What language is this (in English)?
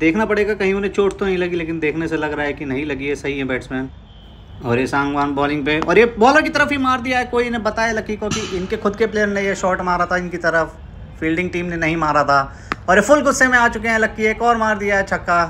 Hindi